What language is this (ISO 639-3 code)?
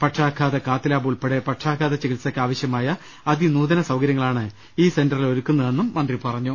mal